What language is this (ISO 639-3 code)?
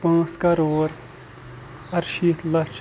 kas